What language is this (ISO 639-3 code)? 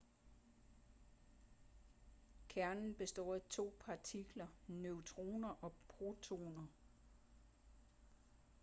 dan